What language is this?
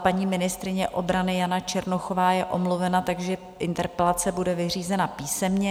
Czech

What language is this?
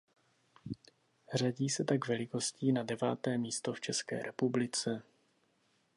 Czech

